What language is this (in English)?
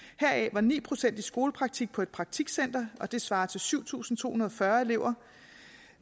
Danish